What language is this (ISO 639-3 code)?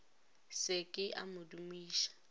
nso